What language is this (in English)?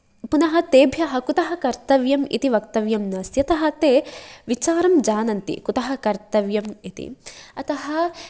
Sanskrit